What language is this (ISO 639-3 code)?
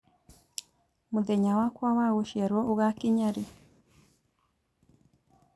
kik